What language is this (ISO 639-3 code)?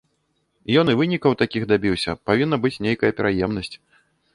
bel